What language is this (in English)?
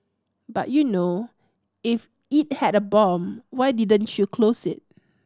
English